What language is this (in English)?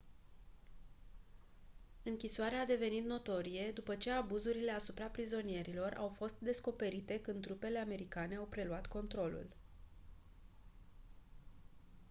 Romanian